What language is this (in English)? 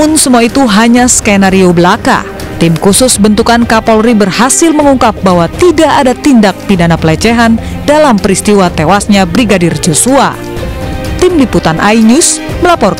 Indonesian